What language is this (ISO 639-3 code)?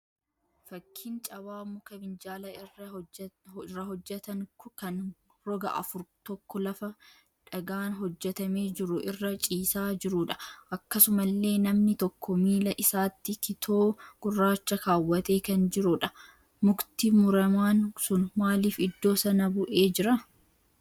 orm